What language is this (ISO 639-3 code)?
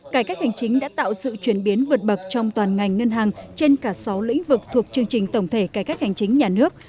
vie